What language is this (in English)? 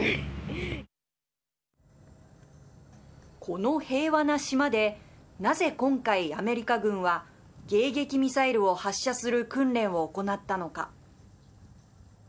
Japanese